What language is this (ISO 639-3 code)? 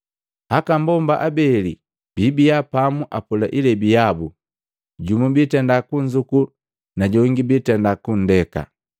mgv